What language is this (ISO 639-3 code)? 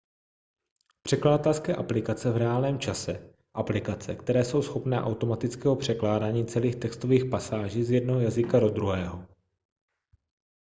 ces